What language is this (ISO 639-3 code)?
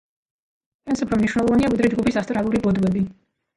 kat